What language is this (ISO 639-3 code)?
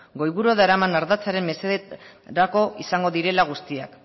eus